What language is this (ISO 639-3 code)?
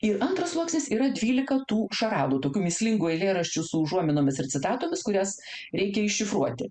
lit